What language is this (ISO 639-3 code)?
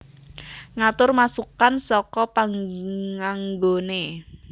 jav